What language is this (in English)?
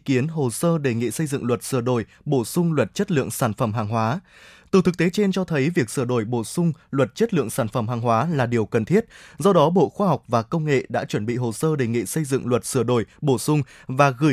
Vietnamese